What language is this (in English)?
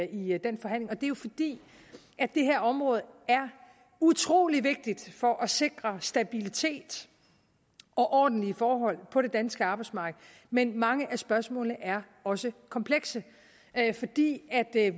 Danish